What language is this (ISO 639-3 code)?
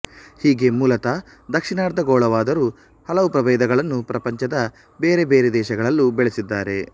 kan